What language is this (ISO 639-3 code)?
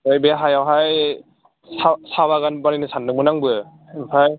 brx